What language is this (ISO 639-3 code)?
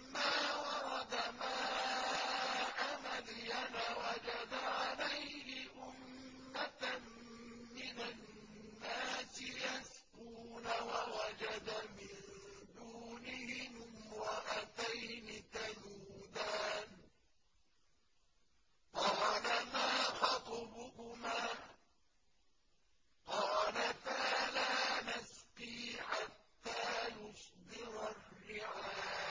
ara